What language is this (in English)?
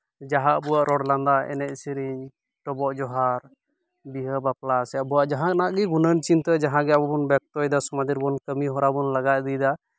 Santali